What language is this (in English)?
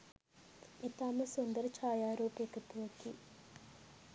Sinhala